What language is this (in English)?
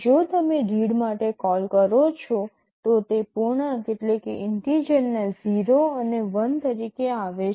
Gujarati